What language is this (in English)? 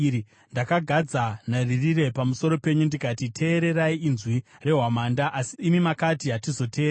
Shona